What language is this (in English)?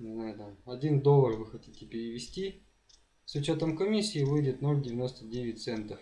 Russian